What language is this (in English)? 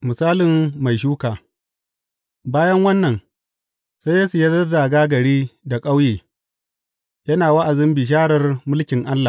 Hausa